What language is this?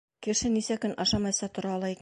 Bashkir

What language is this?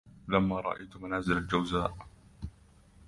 Arabic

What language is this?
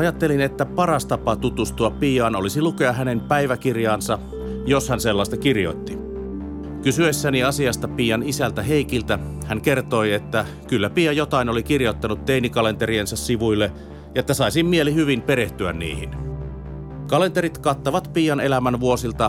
Finnish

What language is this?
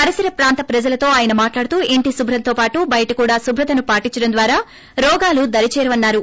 Telugu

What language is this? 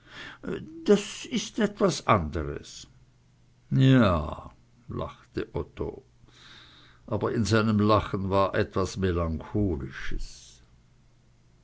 German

